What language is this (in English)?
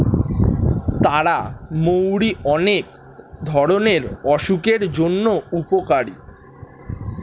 Bangla